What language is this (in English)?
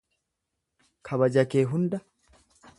Oromo